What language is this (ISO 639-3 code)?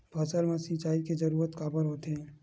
hne